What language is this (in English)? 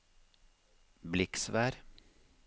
Norwegian